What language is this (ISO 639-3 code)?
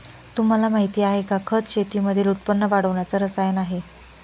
mar